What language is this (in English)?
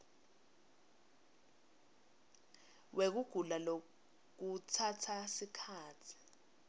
Swati